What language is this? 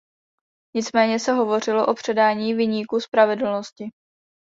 Czech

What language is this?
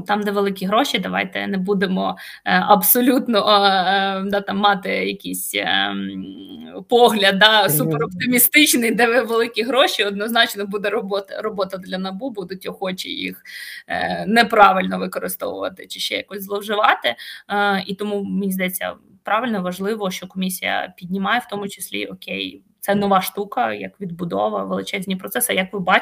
Ukrainian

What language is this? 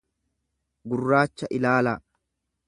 Oromo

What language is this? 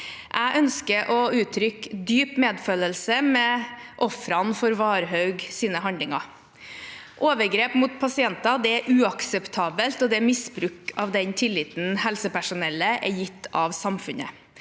Norwegian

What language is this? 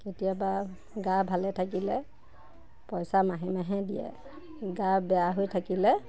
Assamese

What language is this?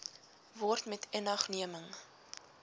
Afrikaans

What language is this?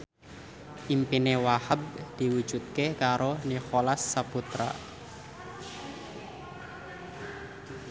Javanese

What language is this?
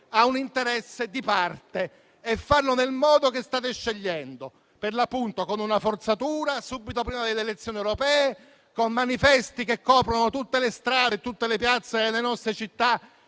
Italian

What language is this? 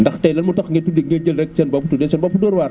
Wolof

